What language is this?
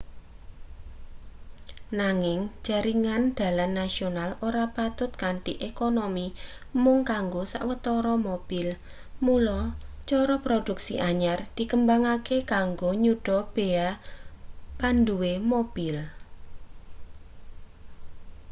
Javanese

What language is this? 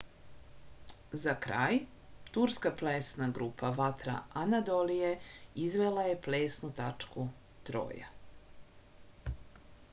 Serbian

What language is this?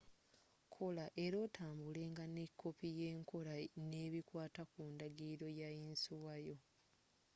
Ganda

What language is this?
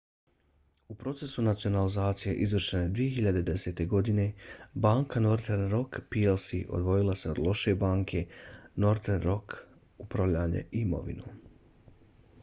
Bosnian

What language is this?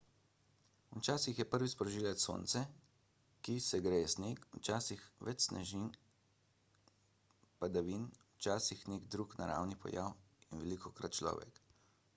Slovenian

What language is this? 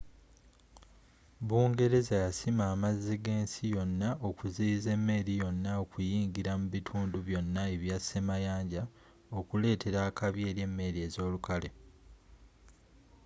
Ganda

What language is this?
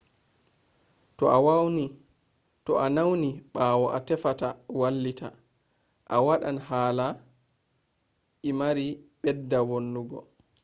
Fula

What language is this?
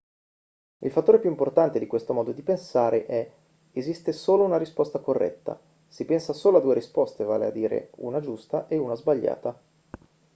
Italian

